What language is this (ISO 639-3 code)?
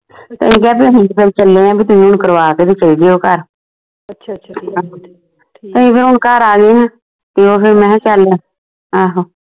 pan